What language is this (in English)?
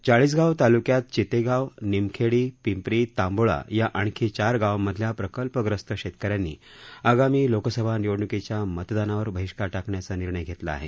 Marathi